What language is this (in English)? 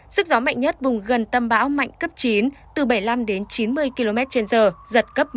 Vietnamese